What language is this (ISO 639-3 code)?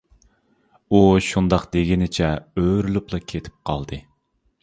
uig